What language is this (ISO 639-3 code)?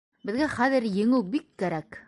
bak